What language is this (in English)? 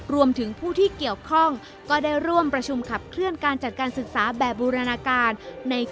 Thai